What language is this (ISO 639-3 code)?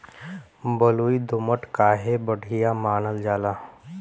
bho